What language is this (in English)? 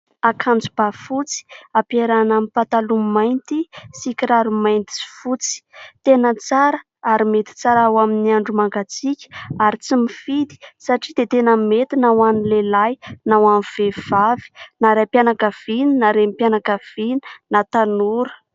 Malagasy